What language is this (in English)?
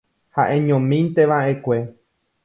Guarani